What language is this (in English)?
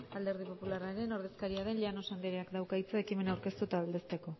Basque